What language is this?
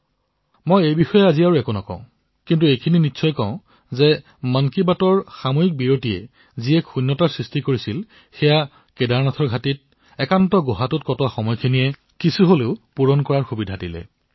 Assamese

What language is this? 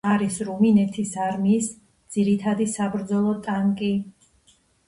Georgian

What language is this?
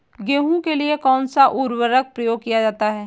Hindi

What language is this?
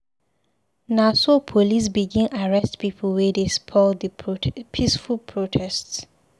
Nigerian Pidgin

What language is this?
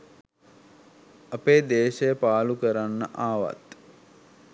Sinhala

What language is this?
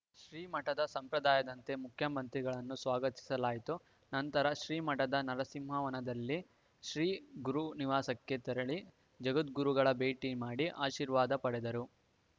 Kannada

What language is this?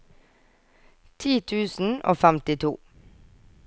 Norwegian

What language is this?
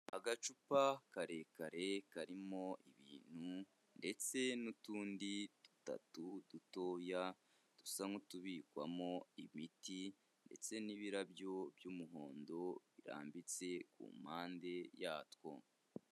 Kinyarwanda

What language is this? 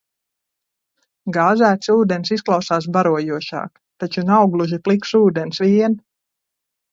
Latvian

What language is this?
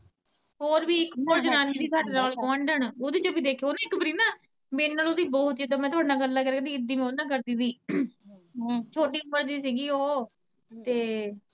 Punjabi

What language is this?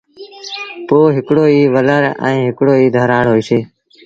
Sindhi Bhil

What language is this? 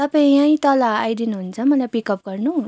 Nepali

